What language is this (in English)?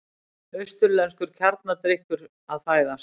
Icelandic